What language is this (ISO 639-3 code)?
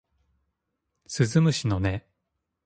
jpn